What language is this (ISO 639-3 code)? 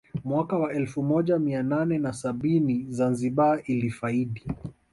swa